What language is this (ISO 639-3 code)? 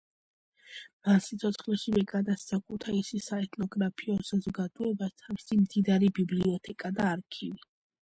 kat